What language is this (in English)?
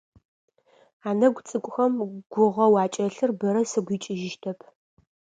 Adyghe